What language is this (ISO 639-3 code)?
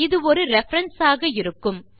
tam